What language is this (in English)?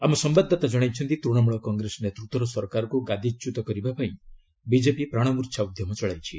Odia